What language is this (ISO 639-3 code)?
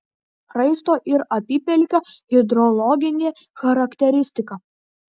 lit